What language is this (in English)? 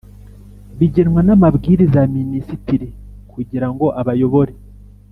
Kinyarwanda